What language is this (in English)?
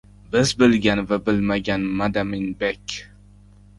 Uzbek